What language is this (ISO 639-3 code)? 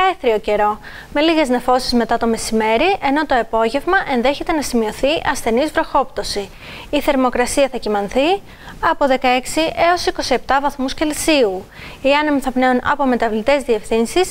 ell